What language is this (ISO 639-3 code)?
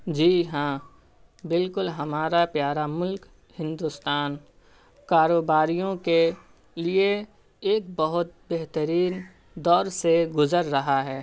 urd